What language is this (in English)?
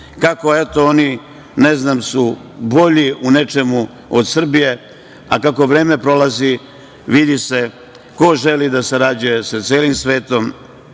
Serbian